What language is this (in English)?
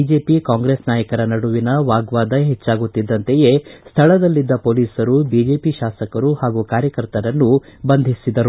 Kannada